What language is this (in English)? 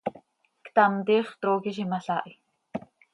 Seri